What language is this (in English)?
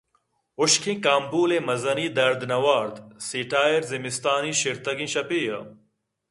Eastern Balochi